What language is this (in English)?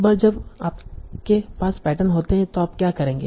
Hindi